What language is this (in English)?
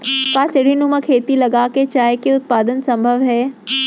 Chhattisgarhi